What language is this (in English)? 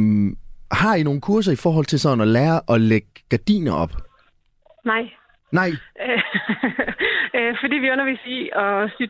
Danish